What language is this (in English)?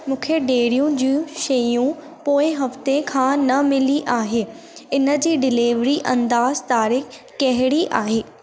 Sindhi